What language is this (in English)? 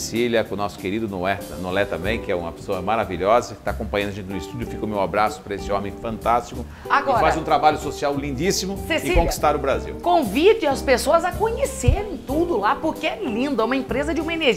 Portuguese